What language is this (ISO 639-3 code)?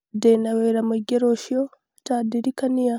kik